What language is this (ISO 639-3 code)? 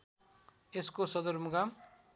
nep